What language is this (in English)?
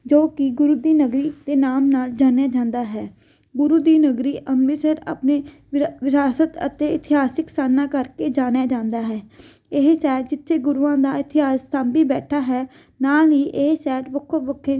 Punjabi